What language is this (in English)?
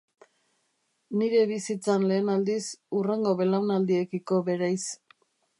Basque